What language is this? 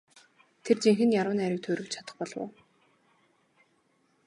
Mongolian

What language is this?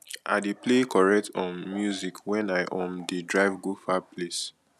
Nigerian Pidgin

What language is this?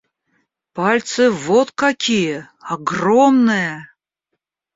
Russian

